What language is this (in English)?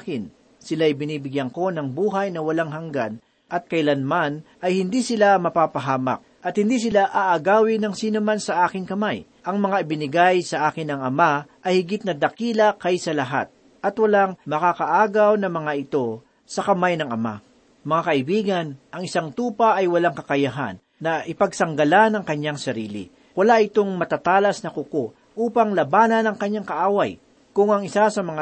Filipino